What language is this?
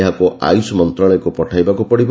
Odia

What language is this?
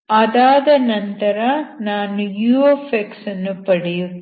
Kannada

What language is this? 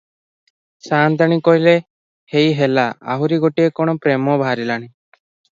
Odia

